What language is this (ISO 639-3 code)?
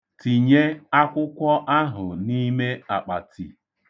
ibo